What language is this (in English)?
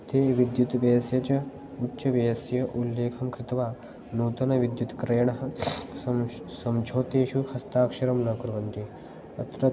Sanskrit